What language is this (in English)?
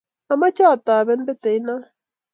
Kalenjin